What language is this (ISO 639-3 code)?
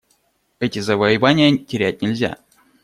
rus